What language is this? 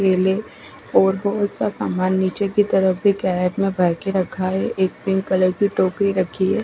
Hindi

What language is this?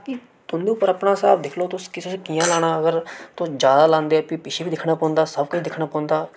Dogri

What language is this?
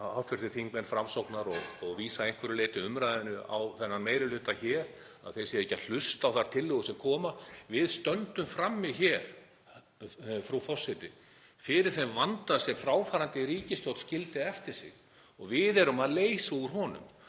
Icelandic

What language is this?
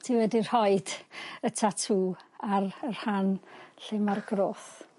Welsh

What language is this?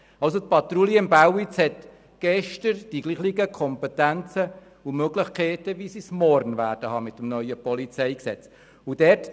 Swiss German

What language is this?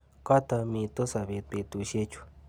Kalenjin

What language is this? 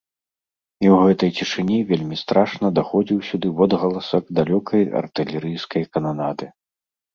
Belarusian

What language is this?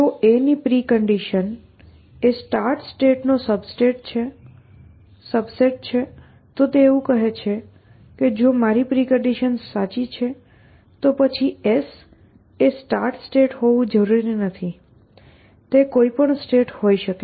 Gujarati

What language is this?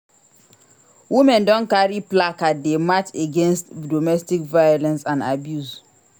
Nigerian Pidgin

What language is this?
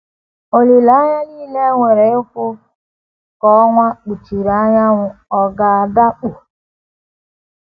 Igbo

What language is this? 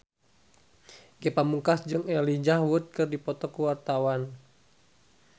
Sundanese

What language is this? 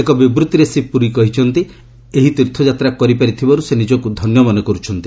Odia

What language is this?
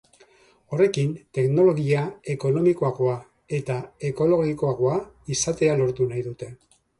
Basque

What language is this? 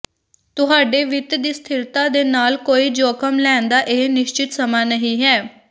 Punjabi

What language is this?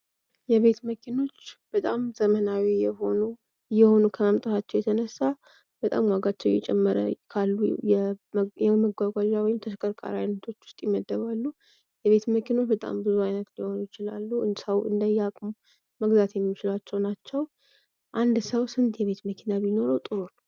Amharic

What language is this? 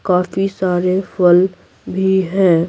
Hindi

